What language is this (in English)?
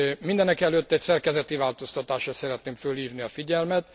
Hungarian